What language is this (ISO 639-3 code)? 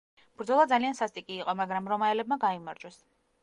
kat